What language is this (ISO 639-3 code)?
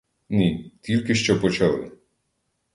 ukr